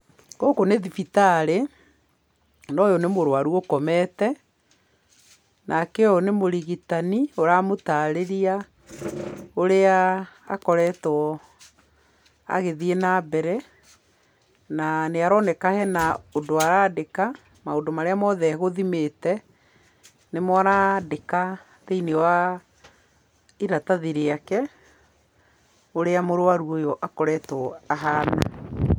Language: Kikuyu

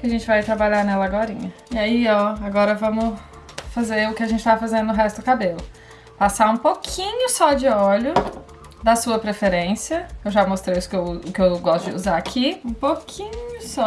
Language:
Portuguese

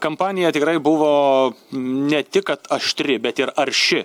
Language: Lithuanian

